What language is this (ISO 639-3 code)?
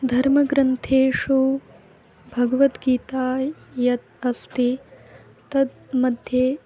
san